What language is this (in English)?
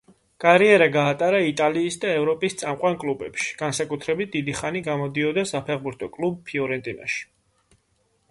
Georgian